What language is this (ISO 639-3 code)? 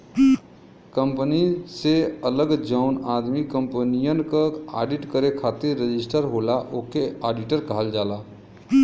bho